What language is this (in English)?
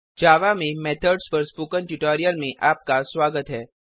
Hindi